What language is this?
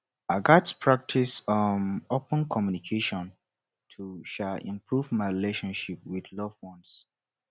Nigerian Pidgin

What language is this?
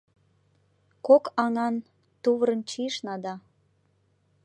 Mari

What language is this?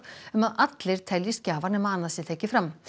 Icelandic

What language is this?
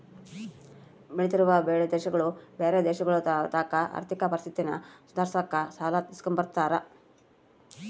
Kannada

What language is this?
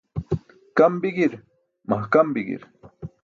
Burushaski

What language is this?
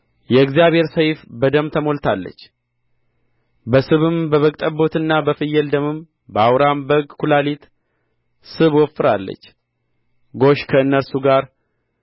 Amharic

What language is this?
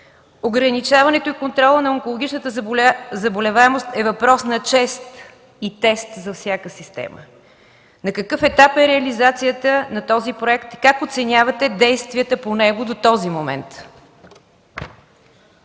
Bulgarian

